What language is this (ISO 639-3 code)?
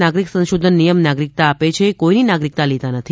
guj